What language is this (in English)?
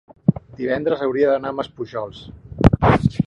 Catalan